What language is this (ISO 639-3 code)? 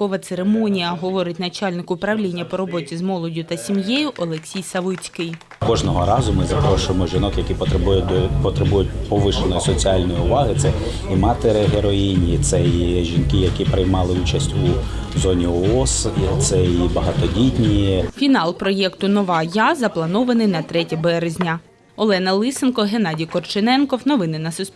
ukr